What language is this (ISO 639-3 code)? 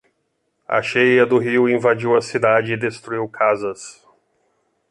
por